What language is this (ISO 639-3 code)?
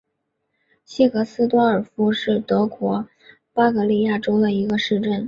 zho